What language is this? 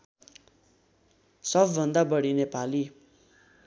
Nepali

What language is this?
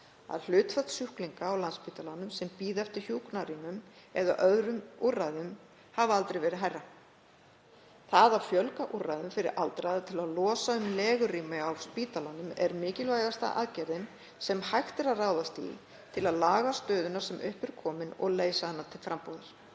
Icelandic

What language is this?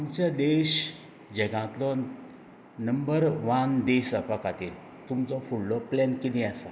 Konkani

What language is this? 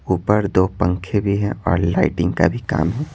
Hindi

